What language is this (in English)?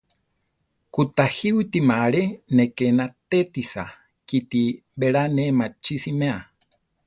Central Tarahumara